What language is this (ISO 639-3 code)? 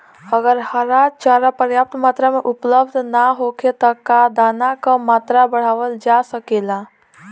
bho